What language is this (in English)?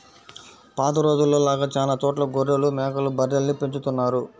Telugu